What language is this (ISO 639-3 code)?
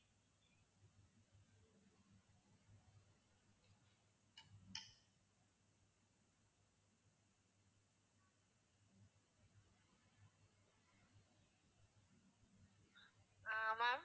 tam